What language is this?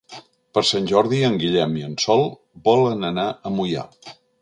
Catalan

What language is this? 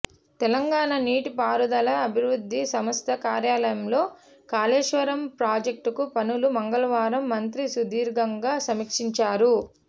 Telugu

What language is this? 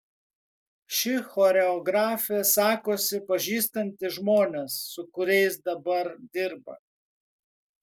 Lithuanian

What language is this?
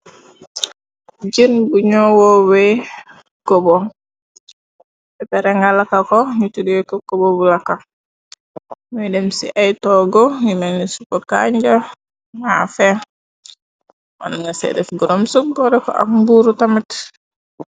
Wolof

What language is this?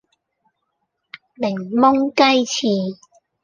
Cantonese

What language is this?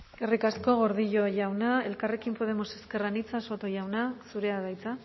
Basque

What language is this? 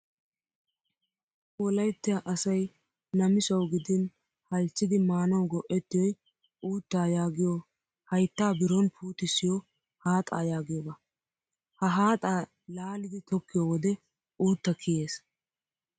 Wolaytta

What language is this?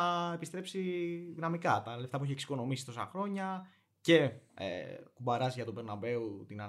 Greek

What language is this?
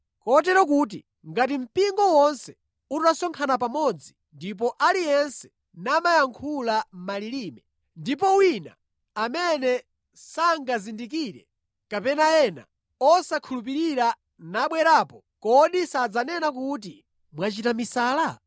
Nyanja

